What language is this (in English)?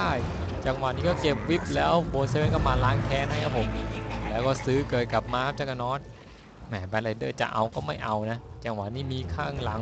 Thai